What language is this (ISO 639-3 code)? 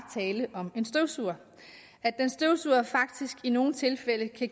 dan